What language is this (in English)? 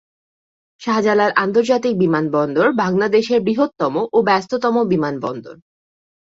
Bangla